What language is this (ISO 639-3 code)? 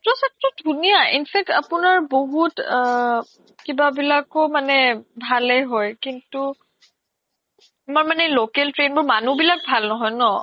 asm